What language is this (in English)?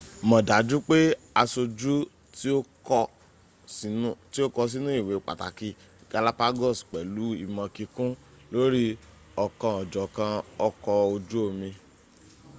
Yoruba